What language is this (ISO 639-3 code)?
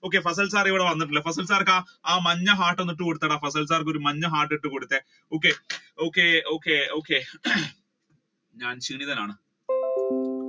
mal